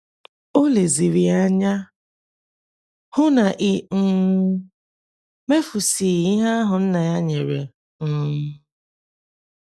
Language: Igbo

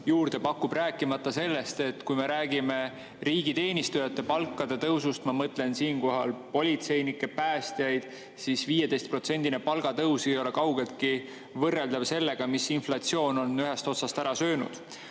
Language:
Estonian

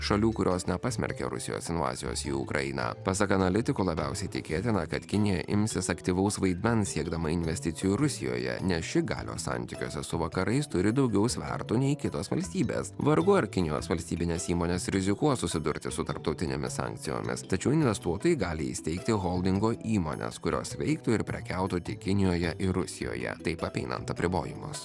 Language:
Lithuanian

